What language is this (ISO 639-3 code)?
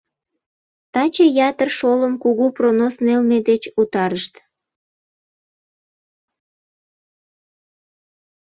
chm